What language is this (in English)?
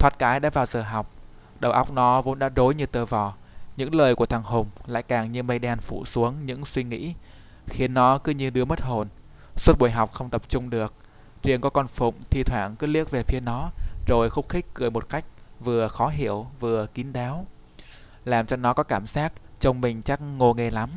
Vietnamese